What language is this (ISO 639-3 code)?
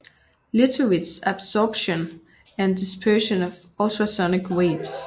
dan